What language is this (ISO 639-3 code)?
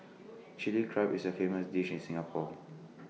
eng